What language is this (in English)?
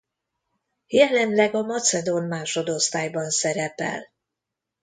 Hungarian